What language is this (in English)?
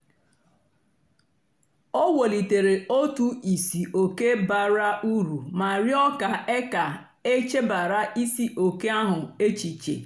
Igbo